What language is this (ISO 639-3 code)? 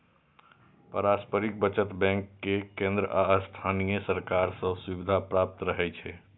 mai